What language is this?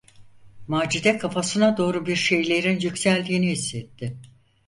Turkish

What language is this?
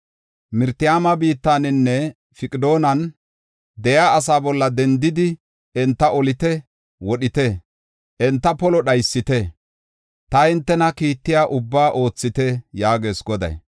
Gofa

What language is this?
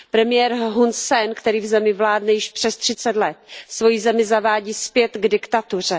Czech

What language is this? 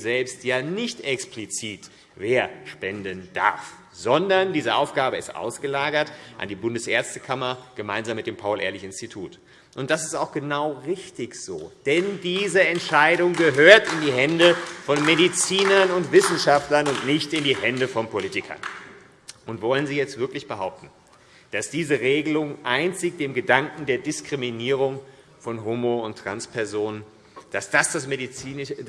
German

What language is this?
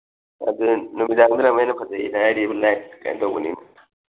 Manipuri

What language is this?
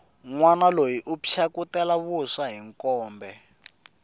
Tsonga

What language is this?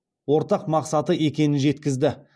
Kazakh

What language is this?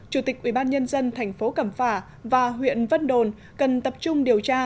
Vietnamese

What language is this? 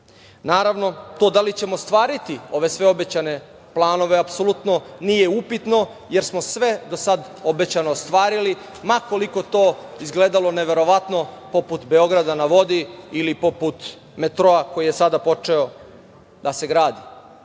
Serbian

